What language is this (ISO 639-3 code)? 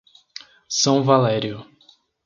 por